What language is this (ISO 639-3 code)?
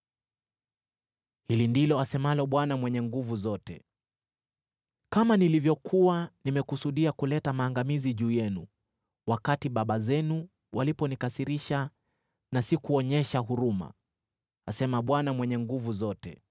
swa